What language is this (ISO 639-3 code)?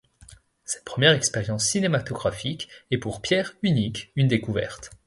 fra